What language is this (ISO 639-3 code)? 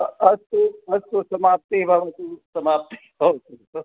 san